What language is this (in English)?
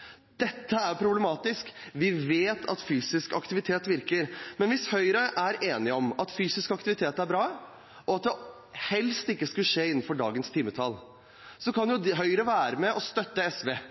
Norwegian Bokmål